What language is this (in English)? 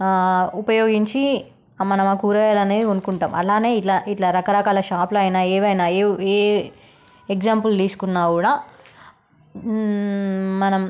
Telugu